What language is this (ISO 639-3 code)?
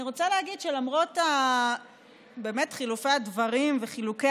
heb